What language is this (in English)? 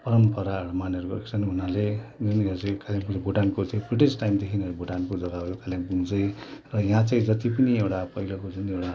Nepali